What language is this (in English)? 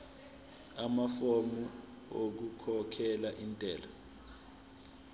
Zulu